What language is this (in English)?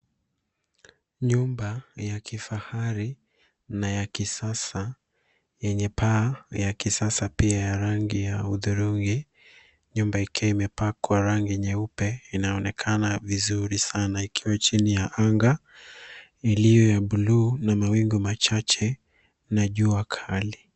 Swahili